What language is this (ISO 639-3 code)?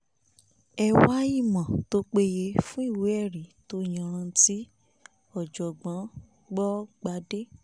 yor